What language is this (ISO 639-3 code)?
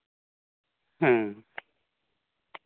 sat